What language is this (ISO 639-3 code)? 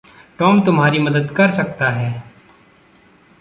hin